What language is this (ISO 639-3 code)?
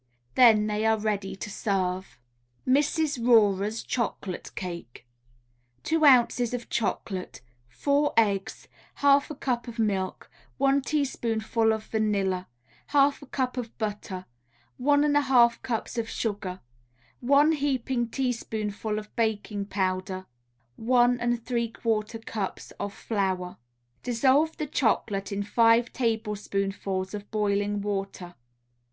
eng